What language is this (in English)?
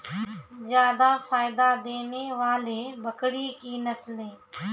Maithili